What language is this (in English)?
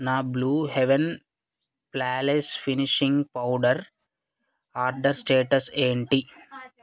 Telugu